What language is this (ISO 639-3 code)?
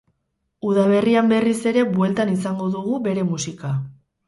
eus